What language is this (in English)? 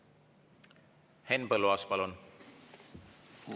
Estonian